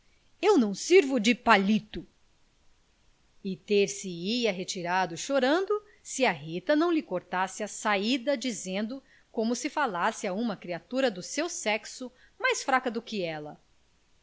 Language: Portuguese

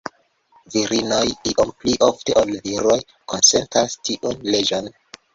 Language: Esperanto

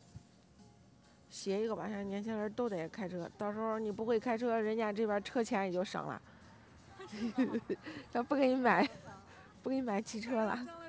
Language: Chinese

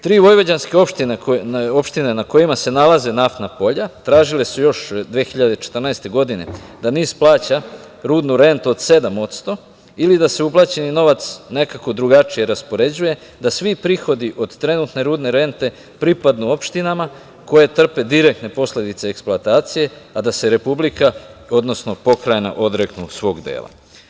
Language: Serbian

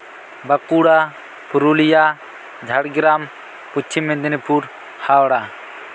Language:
Santali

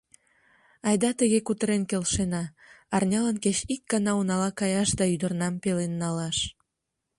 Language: Mari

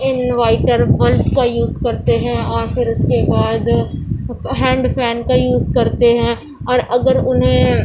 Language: Urdu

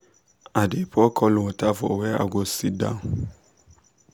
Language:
Nigerian Pidgin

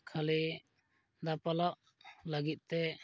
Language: Santali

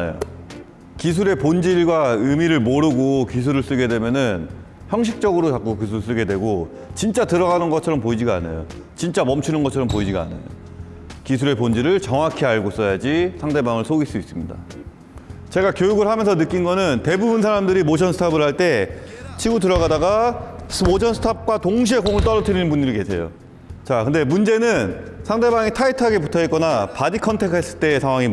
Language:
Korean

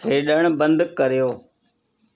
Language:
Sindhi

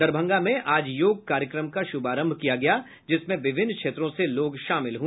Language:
Hindi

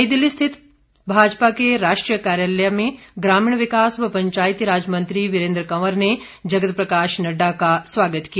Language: Hindi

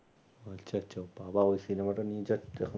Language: Bangla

